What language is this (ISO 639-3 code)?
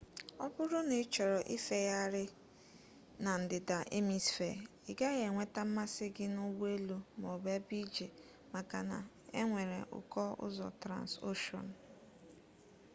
ibo